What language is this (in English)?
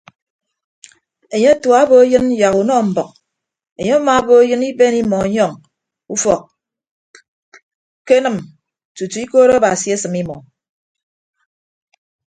Ibibio